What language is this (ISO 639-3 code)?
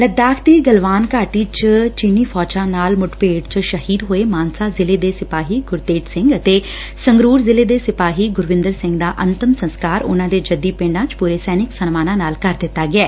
pan